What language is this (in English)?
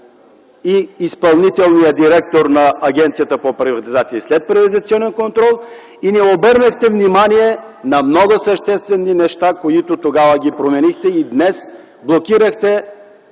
Bulgarian